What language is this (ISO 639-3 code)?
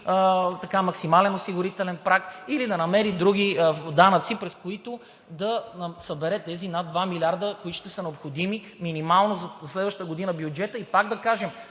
bul